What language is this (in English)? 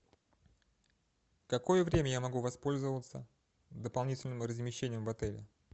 Russian